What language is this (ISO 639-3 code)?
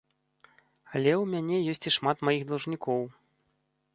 bel